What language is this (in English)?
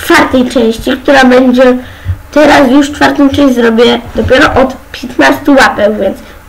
Polish